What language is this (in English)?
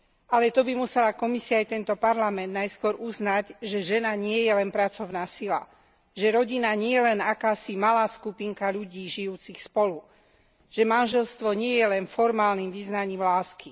Slovak